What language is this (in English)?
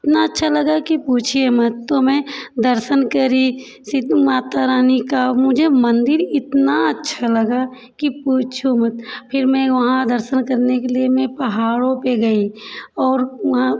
Hindi